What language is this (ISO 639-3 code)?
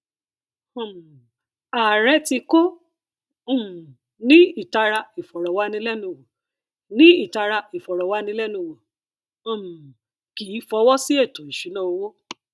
yor